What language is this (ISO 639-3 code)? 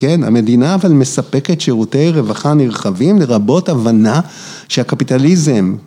heb